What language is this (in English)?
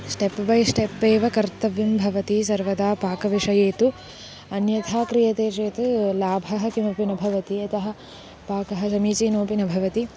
Sanskrit